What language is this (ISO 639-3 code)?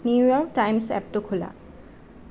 asm